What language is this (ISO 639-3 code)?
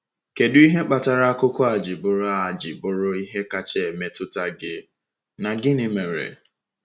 ibo